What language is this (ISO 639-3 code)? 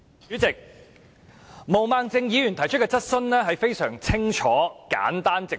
yue